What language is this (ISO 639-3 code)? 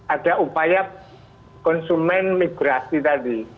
ind